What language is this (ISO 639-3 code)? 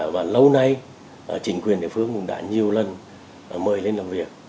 vie